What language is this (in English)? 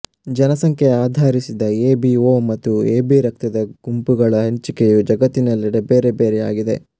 Kannada